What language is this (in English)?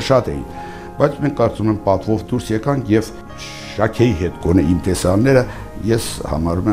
Turkish